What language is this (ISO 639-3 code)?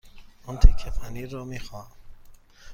fas